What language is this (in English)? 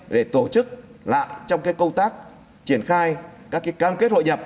Vietnamese